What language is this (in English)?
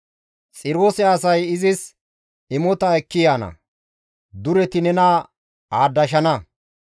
Gamo